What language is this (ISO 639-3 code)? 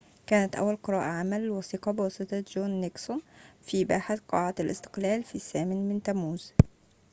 ara